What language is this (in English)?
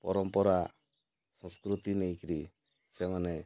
Odia